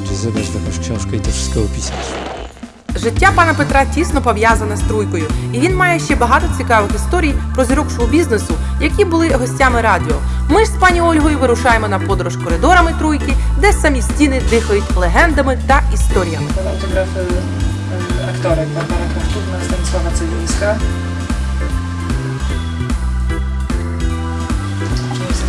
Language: Polish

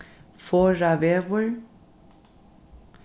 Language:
Faroese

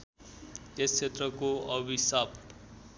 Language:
Nepali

